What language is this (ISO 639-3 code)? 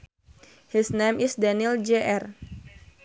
sun